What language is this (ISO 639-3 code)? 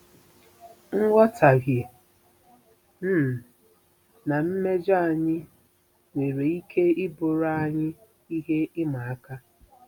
ibo